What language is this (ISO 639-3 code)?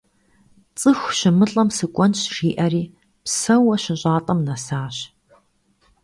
kbd